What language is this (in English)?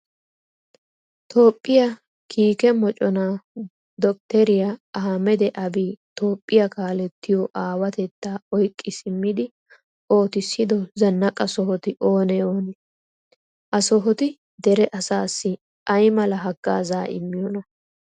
Wolaytta